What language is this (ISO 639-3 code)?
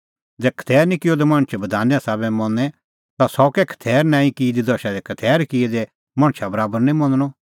kfx